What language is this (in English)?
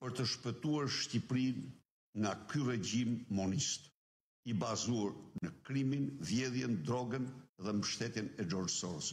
Romanian